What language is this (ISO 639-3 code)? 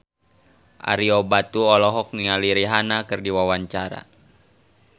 sun